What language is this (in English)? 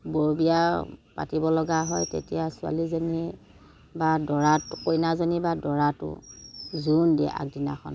Assamese